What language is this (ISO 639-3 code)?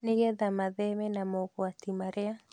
kik